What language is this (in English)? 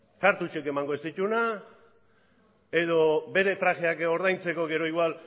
Basque